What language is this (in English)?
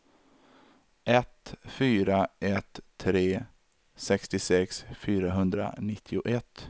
Swedish